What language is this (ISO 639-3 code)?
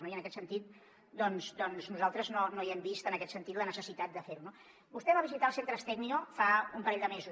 cat